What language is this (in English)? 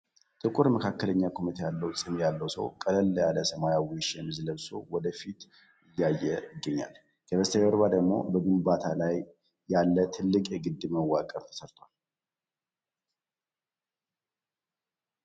Amharic